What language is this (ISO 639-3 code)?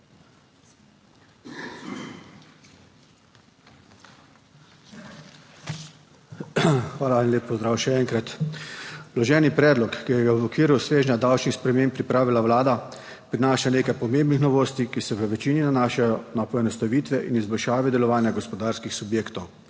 slv